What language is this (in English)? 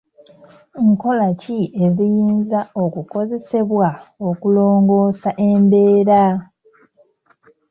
Ganda